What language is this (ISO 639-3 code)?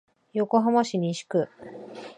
jpn